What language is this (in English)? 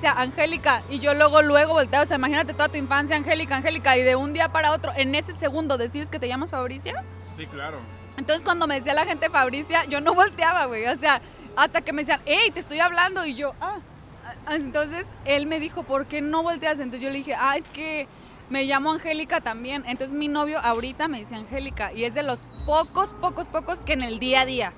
Spanish